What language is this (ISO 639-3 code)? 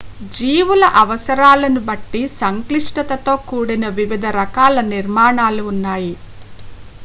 tel